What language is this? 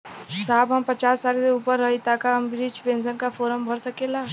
Bhojpuri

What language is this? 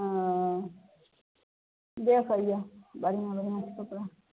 Maithili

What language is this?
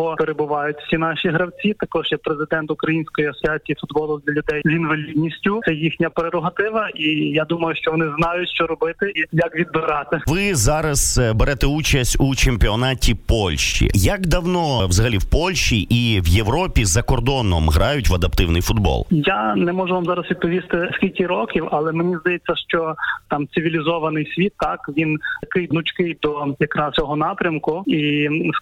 Ukrainian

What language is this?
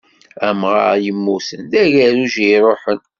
Kabyle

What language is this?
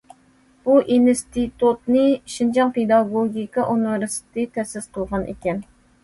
Uyghur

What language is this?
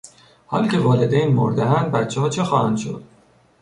Persian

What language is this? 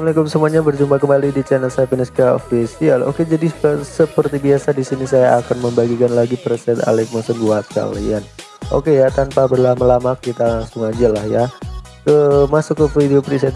Indonesian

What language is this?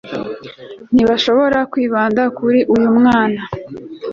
Kinyarwanda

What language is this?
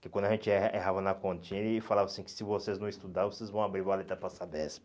Portuguese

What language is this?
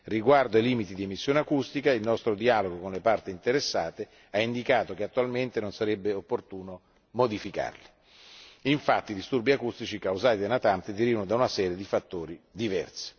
Italian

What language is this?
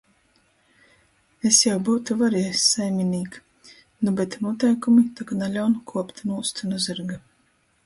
Latgalian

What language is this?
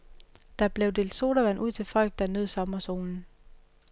Danish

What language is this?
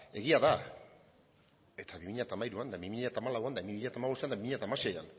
Basque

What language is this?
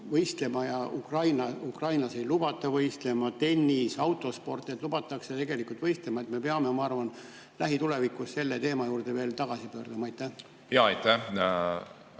Estonian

